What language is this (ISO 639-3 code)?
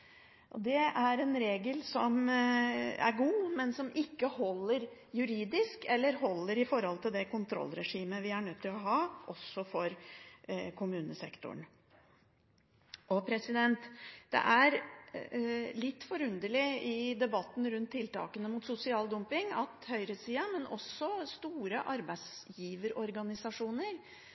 nob